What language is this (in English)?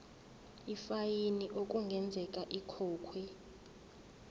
Zulu